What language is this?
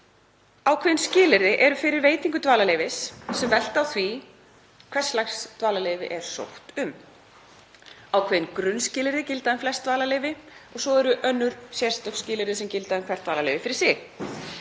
Icelandic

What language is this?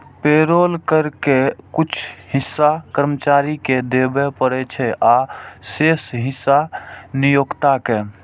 Maithili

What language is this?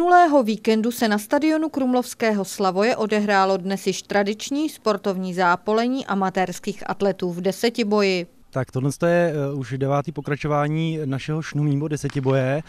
Czech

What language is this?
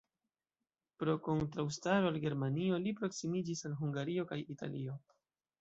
Esperanto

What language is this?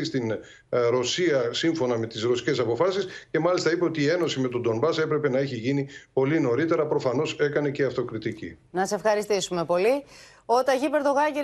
Greek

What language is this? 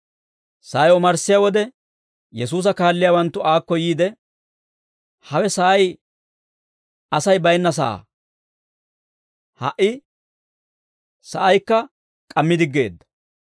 Dawro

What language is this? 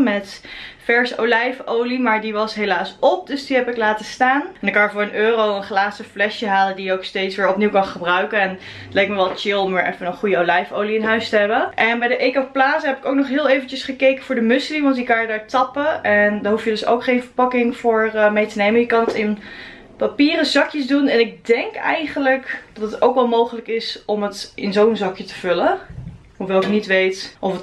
Dutch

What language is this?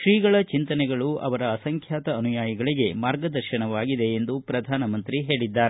Kannada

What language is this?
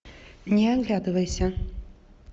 Russian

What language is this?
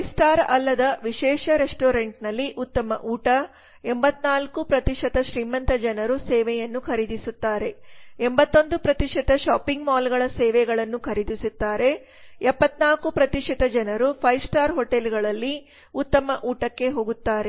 Kannada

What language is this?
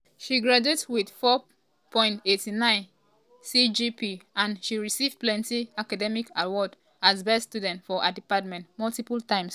Nigerian Pidgin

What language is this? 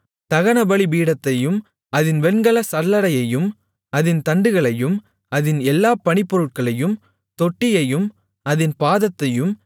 Tamil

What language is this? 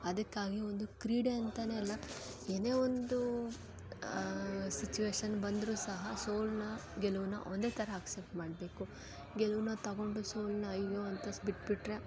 Kannada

